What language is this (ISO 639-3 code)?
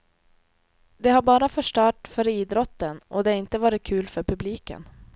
swe